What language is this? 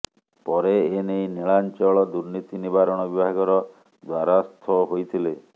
Odia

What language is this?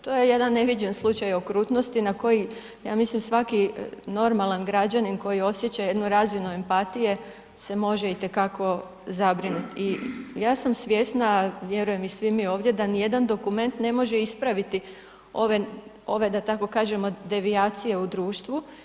Croatian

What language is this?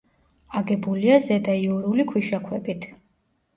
Georgian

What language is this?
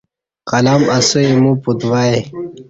Kati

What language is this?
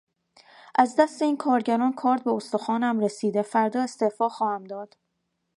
Persian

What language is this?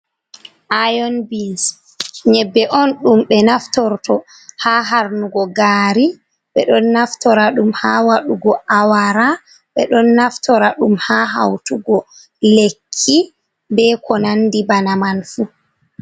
Fula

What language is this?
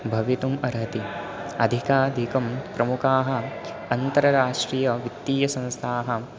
Sanskrit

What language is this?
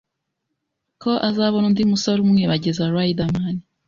Kinyarwanda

